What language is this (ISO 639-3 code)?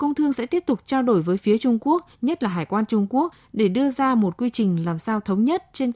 vie